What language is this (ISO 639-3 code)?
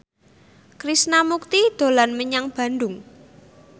jav